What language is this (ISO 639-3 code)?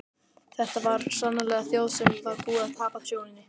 isl